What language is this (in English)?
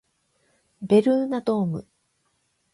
Japanese